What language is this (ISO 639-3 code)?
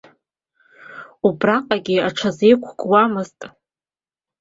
abk